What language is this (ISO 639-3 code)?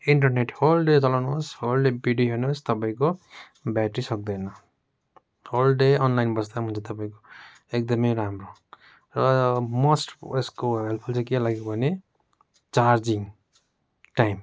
nep